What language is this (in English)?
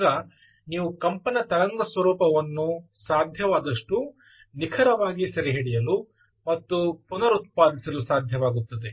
Kannada